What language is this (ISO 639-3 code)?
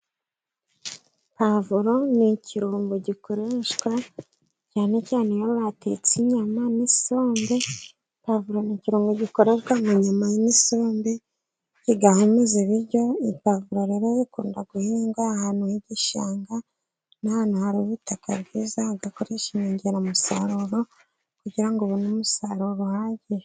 kin